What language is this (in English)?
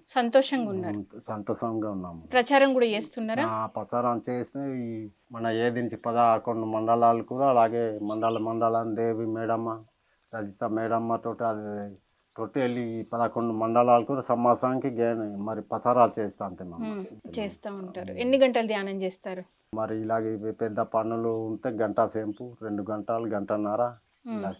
Telugu